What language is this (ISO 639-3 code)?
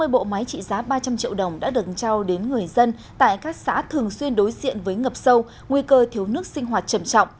vie